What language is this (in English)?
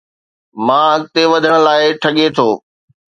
Sindhi